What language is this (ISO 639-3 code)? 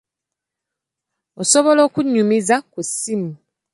lug